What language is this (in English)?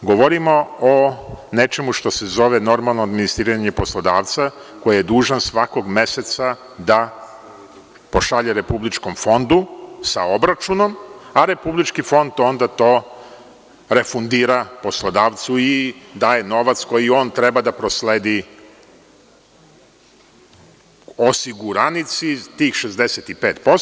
Serbian